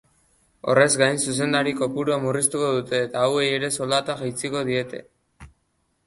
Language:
Basque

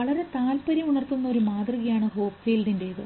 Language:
Malayalam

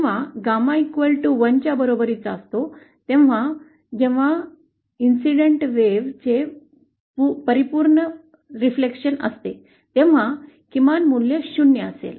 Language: Marathi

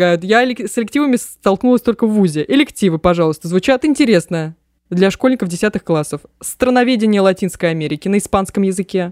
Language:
Russian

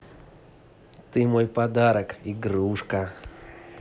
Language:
Russian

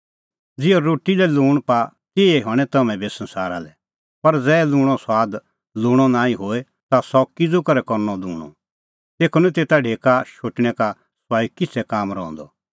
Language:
Kullu Pahari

